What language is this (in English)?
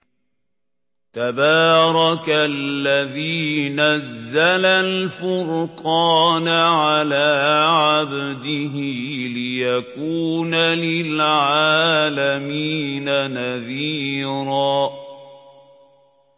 Arabic